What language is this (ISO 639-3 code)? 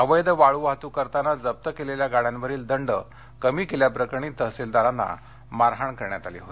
mar